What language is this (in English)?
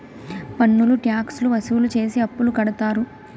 Telugu